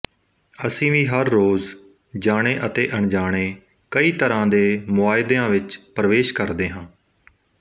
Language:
Punjabi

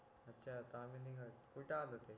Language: Marathi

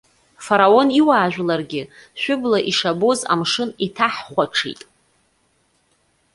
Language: Abkhazian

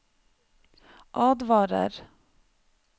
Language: Norwegian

